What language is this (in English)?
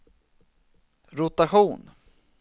Swedish